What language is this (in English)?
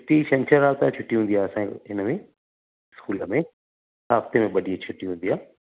Sindhi